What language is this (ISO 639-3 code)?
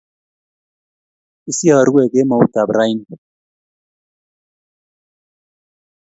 kln